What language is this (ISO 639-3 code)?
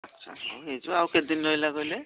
ori